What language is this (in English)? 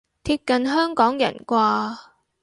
Cantonese